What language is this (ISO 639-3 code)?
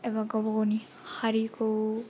brx